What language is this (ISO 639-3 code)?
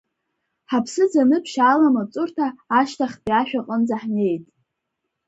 abk